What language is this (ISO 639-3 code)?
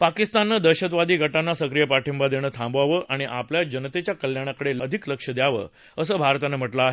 mar